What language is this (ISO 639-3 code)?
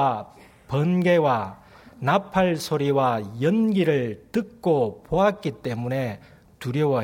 kor